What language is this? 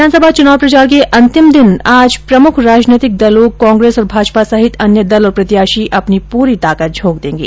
Hindi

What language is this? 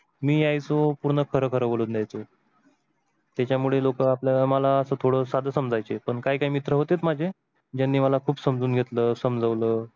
Marathi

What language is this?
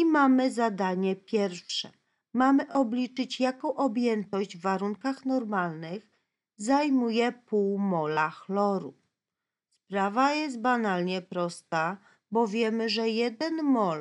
Polish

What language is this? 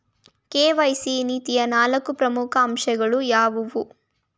Kannada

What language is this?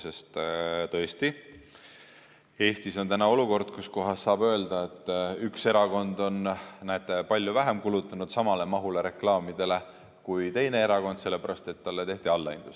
Estonian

